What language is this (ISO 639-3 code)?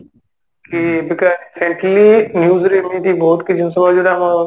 ori